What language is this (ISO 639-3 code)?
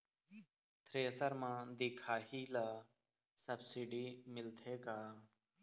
hne